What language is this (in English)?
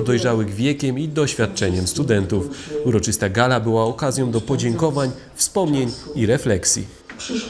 Polish